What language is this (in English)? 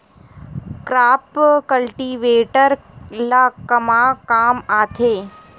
Chhattisgarhi